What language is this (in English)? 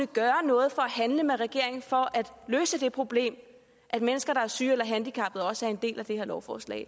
Danish